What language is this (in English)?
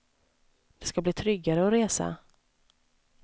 Swedish